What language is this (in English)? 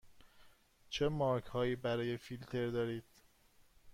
Persian